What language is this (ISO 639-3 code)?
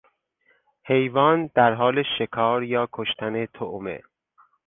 fas